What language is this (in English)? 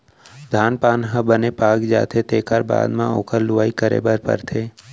Chhattisgarhi